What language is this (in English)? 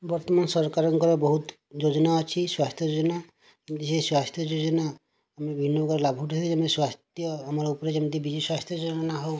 Odia